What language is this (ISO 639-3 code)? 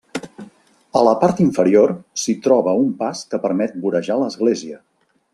cat